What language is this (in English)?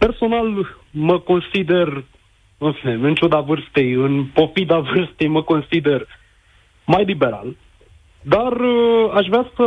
Romanian